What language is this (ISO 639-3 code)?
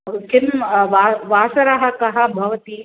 san